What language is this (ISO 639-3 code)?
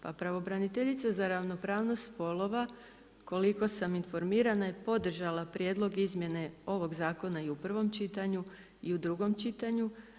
hrv